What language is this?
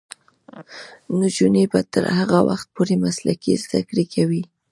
Pashto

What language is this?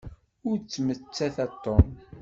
Kabyle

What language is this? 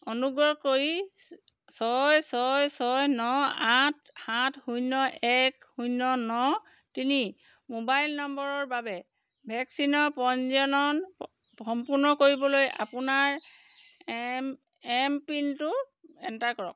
Assamese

